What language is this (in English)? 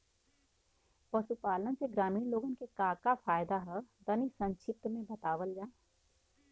Bhojpuri